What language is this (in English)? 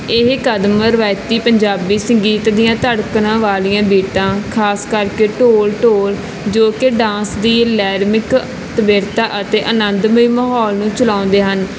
Punjabi